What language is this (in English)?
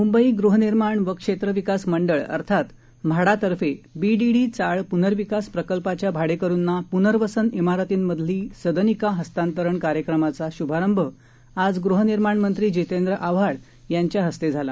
Marathi